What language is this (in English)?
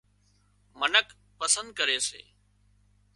Wadiyara Koli